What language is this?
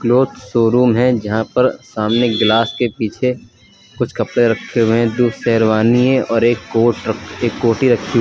Hindi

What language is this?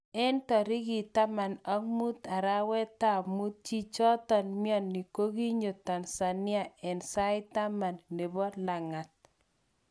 Kalenjin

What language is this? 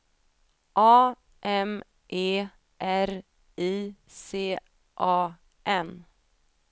Swedish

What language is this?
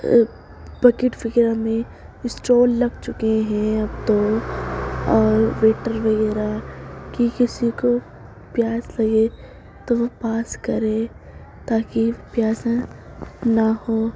Urdu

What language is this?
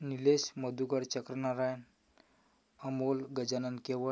Marathi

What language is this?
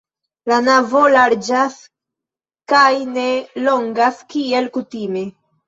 Esperanto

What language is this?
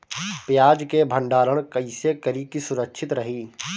Bhojpuri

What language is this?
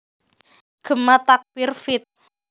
Javanese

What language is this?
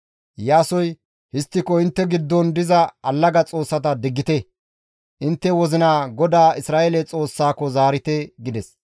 Gamo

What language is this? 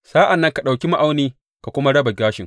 Hausa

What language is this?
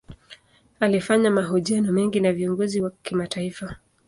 Swahili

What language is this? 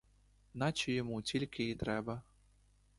Ukrainian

